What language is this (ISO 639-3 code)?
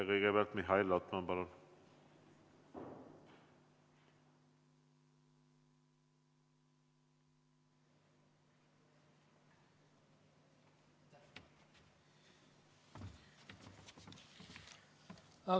est